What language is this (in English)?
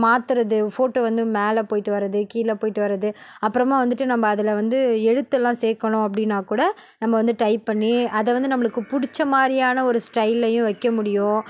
Tamil